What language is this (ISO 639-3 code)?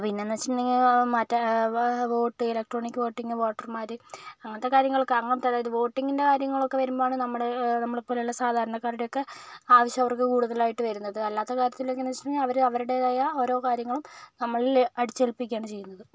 mal